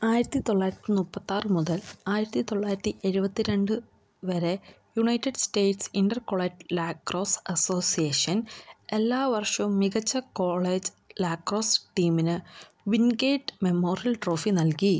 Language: Malayalam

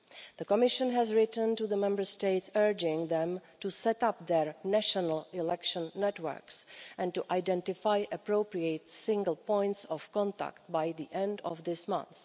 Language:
English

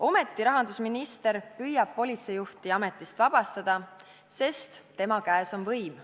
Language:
Estonian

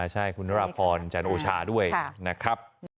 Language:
Thai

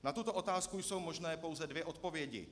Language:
Czech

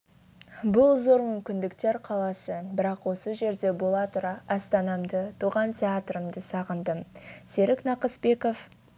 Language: Kazakh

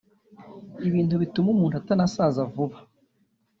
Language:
Kinyarwanda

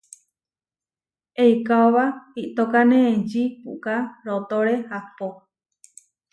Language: Huarijio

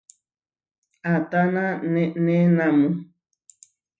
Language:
Huarijio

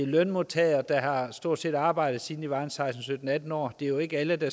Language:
Danish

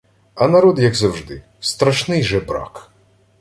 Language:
Ukrainian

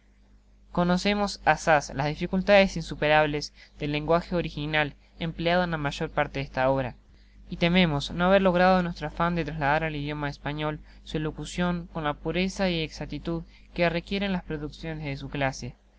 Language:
Spanish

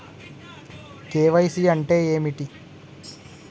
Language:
Telugu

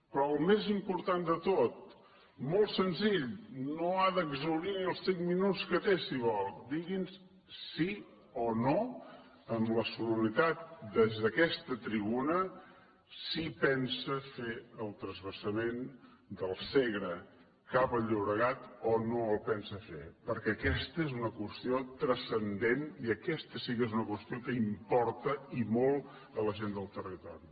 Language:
Catalan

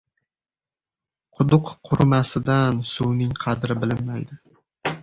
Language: Uzbek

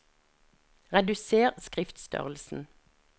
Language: Norwegian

